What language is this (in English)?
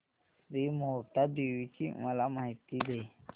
Marathi